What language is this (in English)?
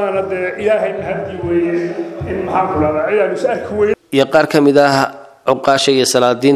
Arabic